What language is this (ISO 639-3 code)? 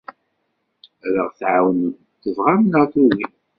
kab